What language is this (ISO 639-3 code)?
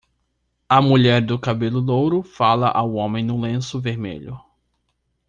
por